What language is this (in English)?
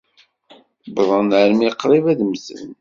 Kabyle